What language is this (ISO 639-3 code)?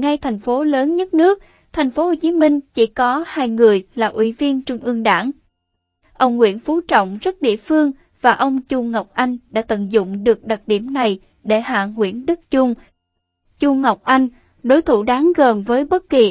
vie